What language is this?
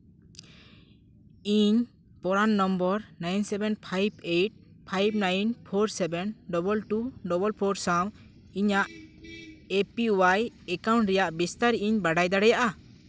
Santali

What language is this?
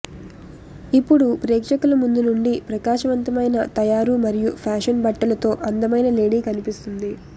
Telugu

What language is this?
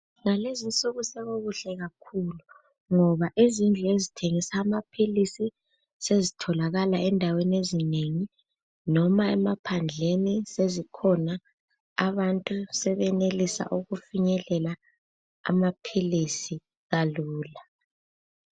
North Ndebele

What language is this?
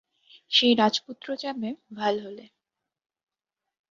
Bangla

